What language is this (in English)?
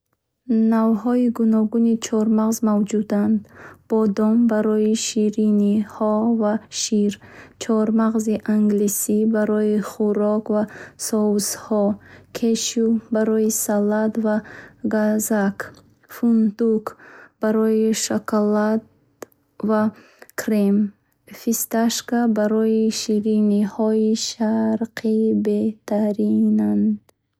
Bukharic